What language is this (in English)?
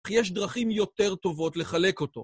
Hebrew